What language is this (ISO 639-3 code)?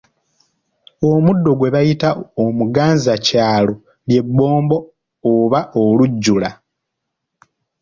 lug